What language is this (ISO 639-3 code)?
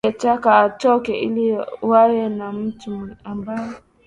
swa